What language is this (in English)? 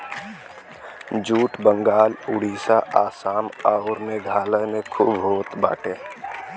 Bhojpuri